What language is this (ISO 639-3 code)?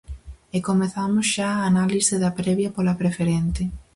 glg